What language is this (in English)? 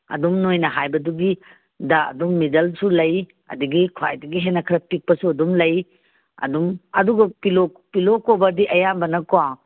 Manipuri